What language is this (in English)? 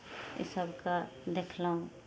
Maithili